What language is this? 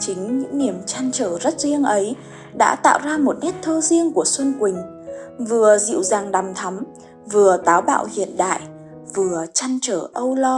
Vietnamese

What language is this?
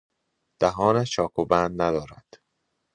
Persian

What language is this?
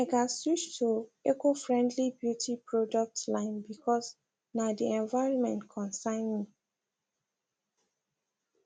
Nigerian Pidgin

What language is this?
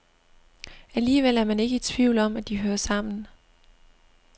Danish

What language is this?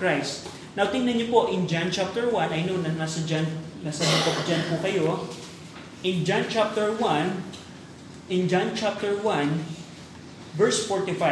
Filipino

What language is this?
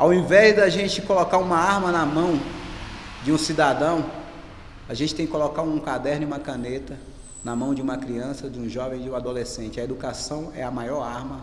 Portuguese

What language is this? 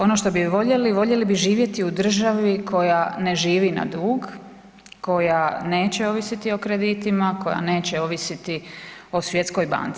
Croatian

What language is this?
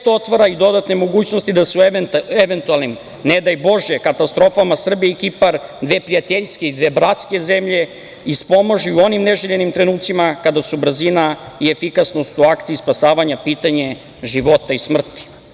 Serbian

